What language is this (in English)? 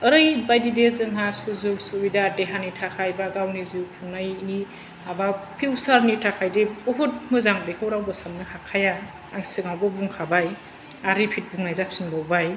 Bodo